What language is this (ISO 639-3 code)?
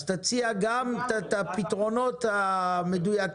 heb